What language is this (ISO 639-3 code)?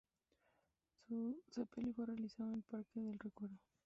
spa